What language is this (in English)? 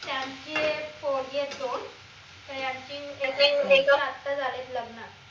Marathi